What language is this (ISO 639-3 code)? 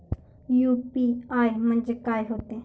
mar